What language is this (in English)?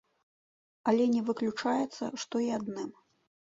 Belarusian